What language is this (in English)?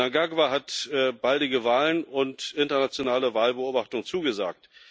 German